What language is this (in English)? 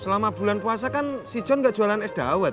Indonesian